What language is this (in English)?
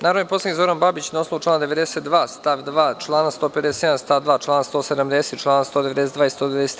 Serbian